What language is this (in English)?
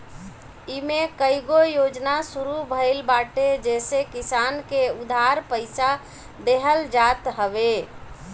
Bhojpuri